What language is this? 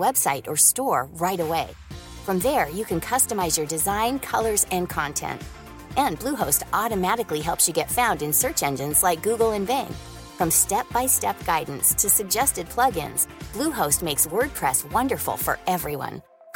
French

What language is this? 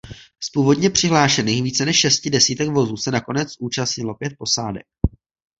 Czech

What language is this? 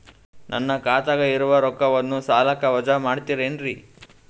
Kannada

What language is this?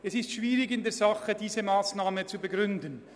Swiss German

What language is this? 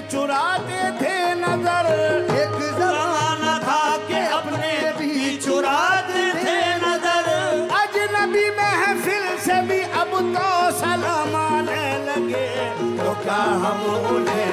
Hindi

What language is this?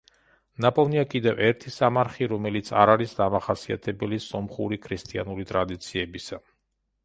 Georgian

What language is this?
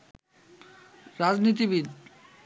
Bangla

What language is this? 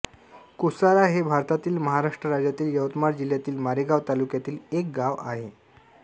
Marathi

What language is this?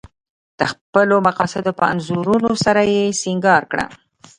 Pashto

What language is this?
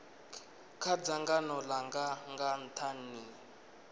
Venda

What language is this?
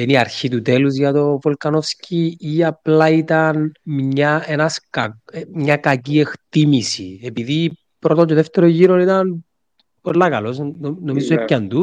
Greek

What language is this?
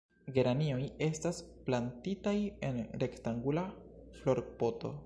Esperanto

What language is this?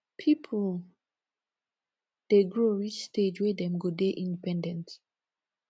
Nigerian Pidgin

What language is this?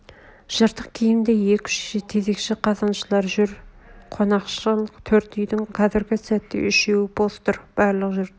Kazakh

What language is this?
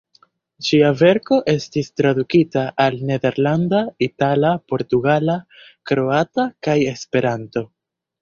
Esperanto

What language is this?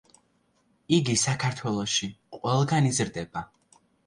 Georgian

